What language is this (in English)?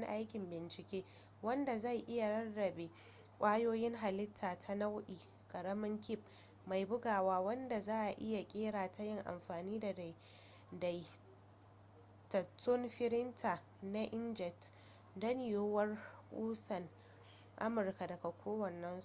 Hausa